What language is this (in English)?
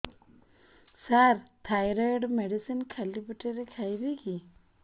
Odia